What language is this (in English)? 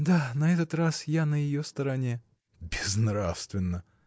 Russian